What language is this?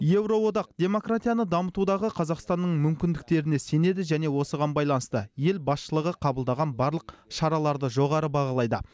Kazakh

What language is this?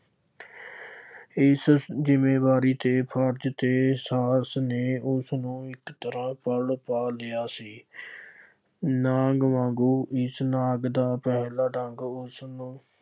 Punjabi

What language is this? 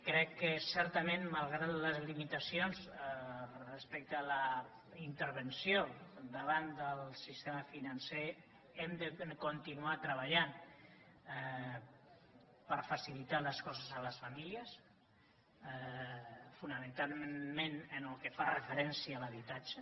Catalan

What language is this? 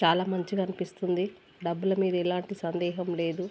Telugu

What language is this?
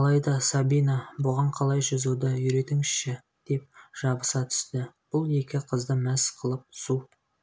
Kazakh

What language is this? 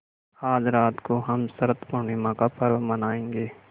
Hindi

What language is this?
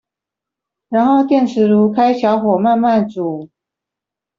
Chinese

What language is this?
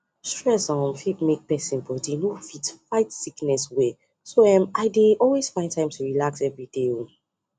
Nigerian Pidgin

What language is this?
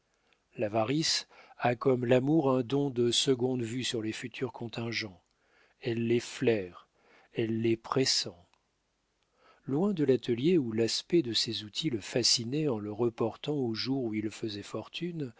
French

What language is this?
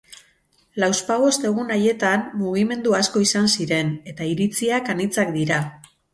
Basque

